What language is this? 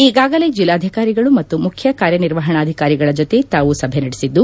Kannada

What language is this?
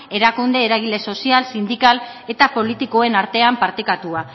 Basque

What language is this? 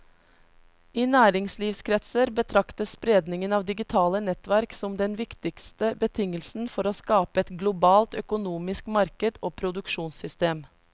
Norwegian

